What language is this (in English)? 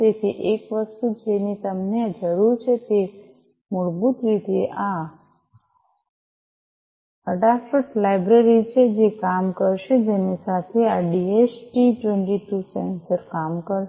Gujarati